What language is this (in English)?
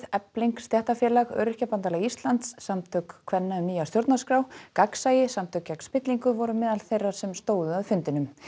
Icelandic